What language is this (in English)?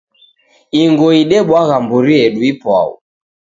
Taita